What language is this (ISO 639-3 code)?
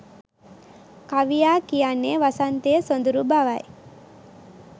sin